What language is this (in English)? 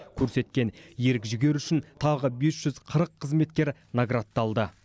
Kazakh